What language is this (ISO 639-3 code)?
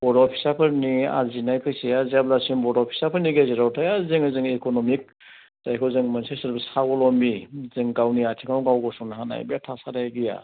brx